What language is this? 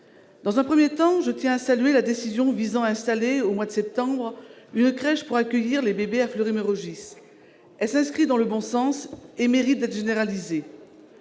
French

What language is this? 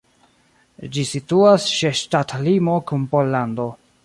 Esperanto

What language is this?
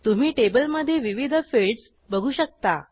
Marathi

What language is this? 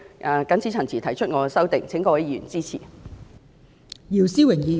Cantonese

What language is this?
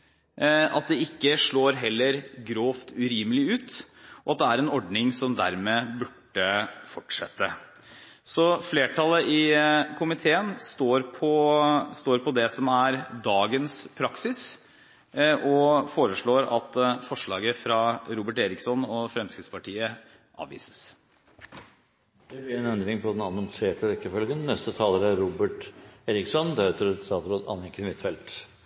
Norwegian Bokmål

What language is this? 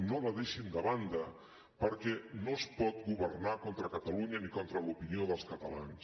Catalan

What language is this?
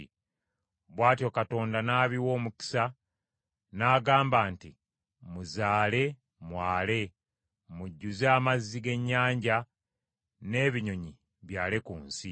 Ganda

